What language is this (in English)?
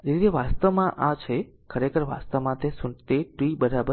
Gujarati